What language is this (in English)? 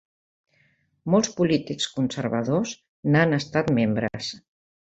Catalan